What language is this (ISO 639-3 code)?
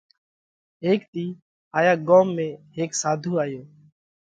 kvx